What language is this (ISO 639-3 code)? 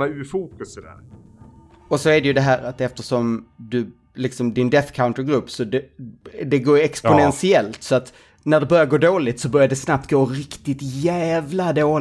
swe